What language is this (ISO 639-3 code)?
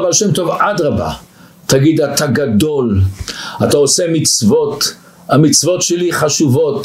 heb